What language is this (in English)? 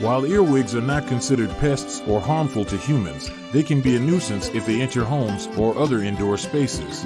English